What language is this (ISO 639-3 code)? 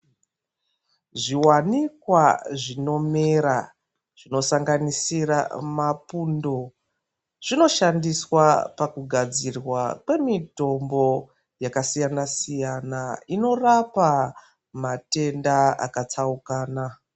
ndc